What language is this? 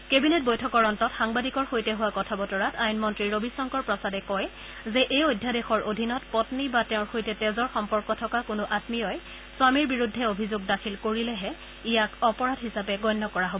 Assamese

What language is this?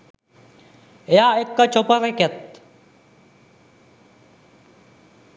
Sinhala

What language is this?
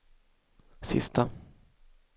Swedish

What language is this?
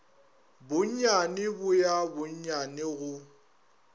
Northern Sotho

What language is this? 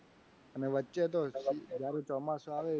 Gujarati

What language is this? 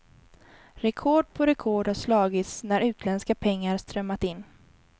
Swedish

